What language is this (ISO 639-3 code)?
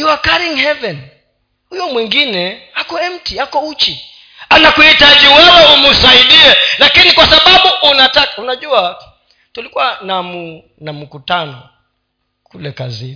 swa